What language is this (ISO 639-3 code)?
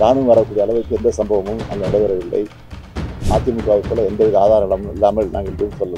ind